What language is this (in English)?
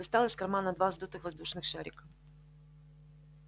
Russian